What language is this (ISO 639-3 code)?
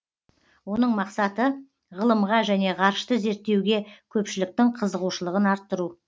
kaz